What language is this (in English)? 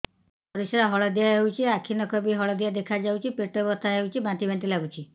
Odia